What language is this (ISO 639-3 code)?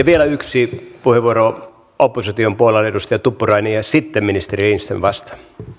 fin